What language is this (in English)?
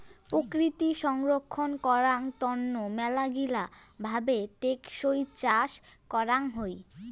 Bangla